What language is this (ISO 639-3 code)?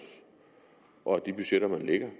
dan